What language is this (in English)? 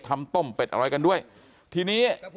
Thai